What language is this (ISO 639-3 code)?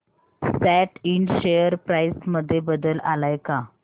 mar